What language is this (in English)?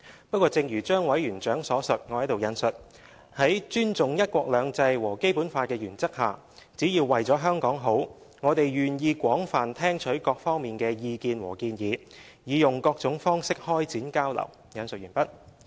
Cantonese